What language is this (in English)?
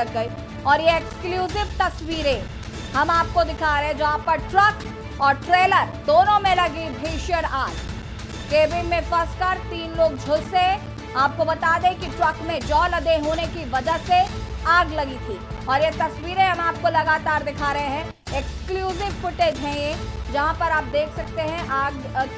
Hindi